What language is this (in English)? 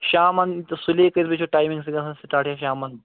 Kashmiri